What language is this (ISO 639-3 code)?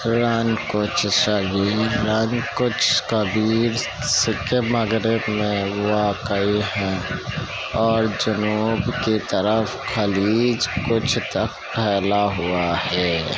urd